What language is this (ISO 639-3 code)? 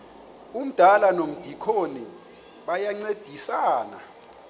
xho